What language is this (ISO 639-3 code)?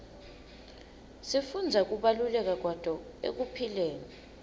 ssw